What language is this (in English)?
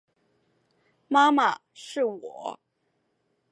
Chinese